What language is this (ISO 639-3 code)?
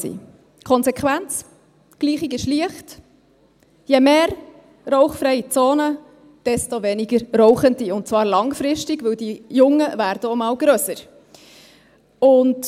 gsw